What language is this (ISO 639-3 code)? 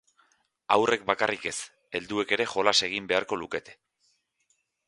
eus